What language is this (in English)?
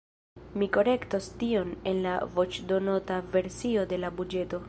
Esperanto